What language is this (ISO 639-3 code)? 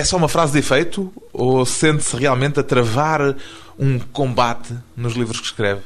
por